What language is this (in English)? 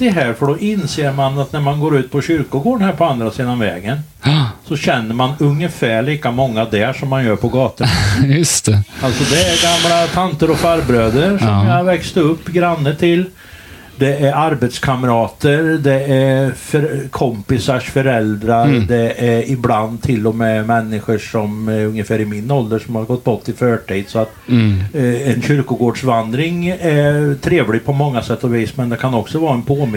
Swedish